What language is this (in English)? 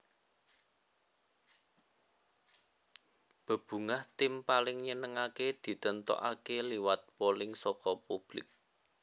Javanese